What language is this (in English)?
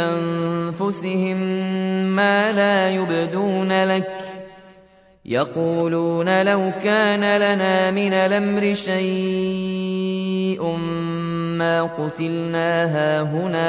Arabic